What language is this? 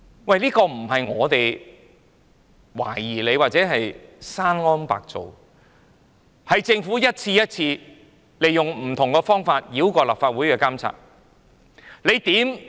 Cantonese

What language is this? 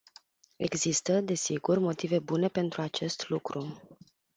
Romanian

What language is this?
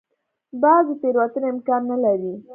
Pashto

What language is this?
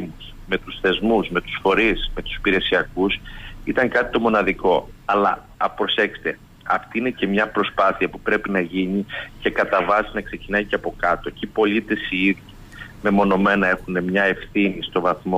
Greek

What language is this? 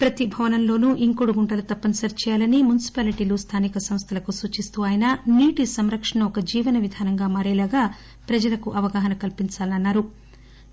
Telugu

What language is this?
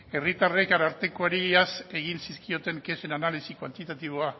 Basque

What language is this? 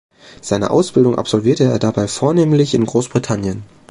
German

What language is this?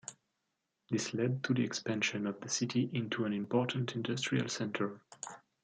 English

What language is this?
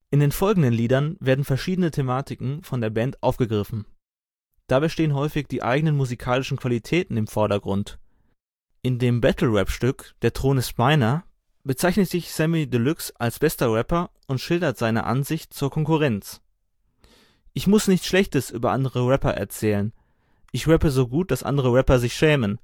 German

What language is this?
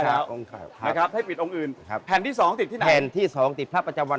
Thai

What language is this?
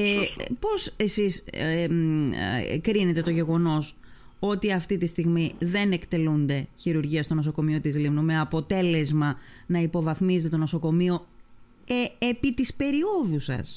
Greek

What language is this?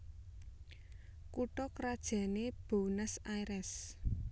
Javanese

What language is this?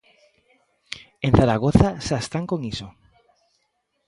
Galician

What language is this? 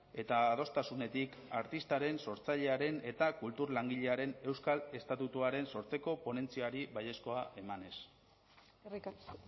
Basque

